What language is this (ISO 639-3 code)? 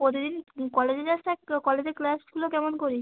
ben